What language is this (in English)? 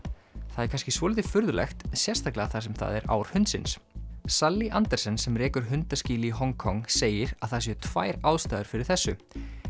Icelandic